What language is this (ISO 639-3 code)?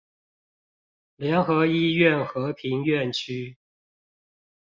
zho